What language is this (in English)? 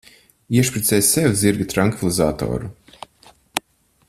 Latvian